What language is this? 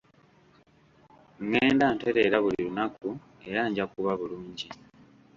Ganda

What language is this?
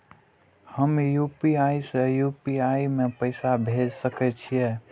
Maithili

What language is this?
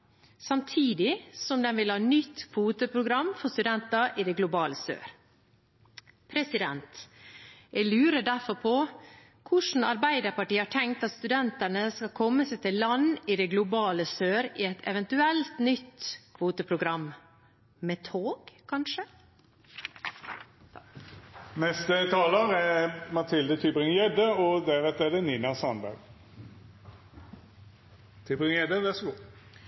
Norwegian Bokmål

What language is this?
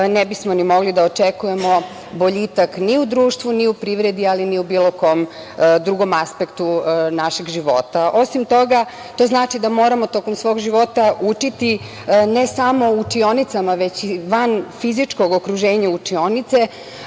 Serbian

